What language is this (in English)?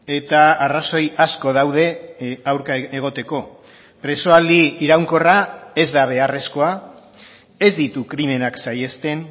Basque